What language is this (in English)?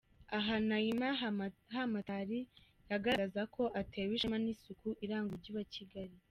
Kinyarwanda